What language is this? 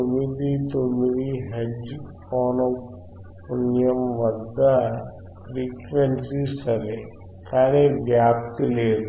Telugu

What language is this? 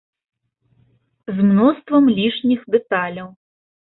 Belarusian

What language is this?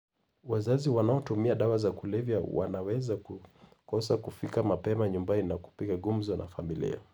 Luo (Kenya and Tanzania)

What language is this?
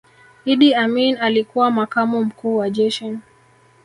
Swahili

